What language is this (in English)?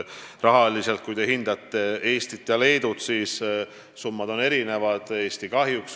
Estonian